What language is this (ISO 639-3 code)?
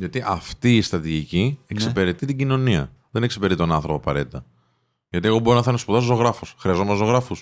ell